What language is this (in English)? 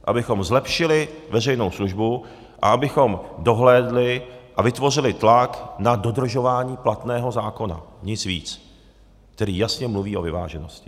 Czech